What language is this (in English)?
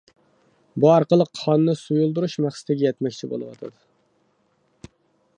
Uyghur